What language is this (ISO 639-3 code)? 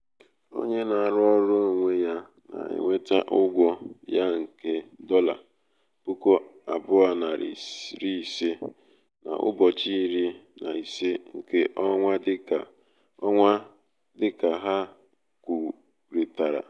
ibo